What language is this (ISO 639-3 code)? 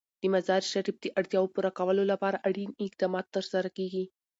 pus